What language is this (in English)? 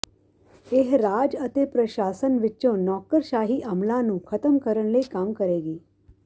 Punjabi